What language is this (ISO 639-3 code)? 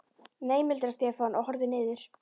isl